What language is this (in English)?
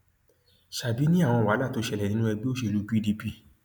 Yoruba